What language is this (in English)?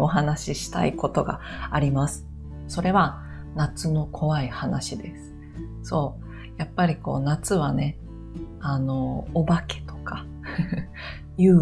Japanese